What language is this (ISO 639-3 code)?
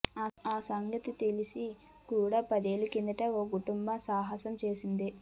tel